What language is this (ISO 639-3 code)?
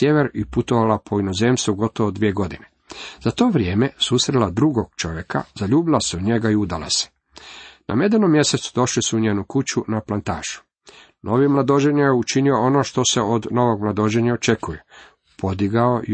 hrv